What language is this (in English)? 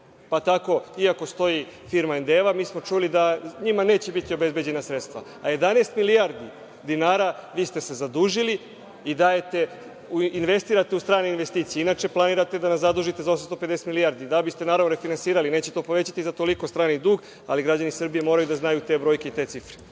Serbian